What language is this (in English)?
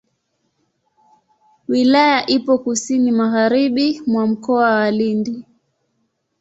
Swahili